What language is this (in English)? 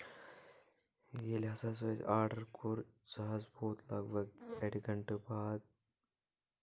Kashmiri